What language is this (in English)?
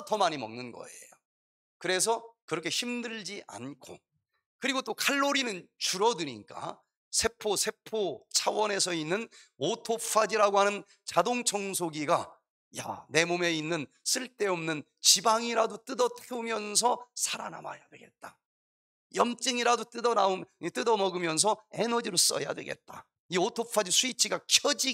Korean